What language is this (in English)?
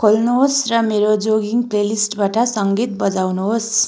Nepali